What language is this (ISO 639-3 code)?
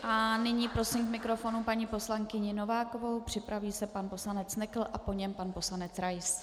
ces